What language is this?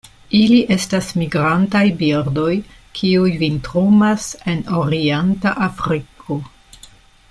Esperanto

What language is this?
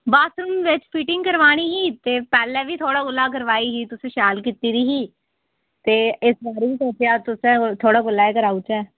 Dogri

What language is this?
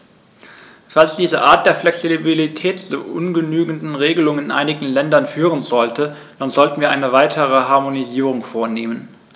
German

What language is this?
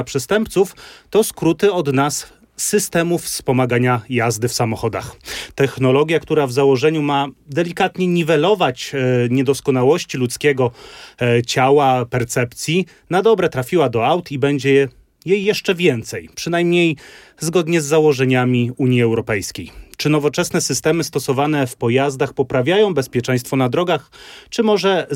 Polish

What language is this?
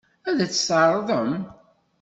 Kabyle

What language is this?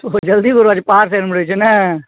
Maithili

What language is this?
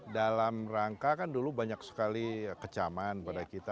Indonesian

